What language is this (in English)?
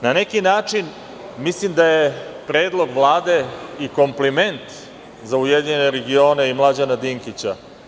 Serbian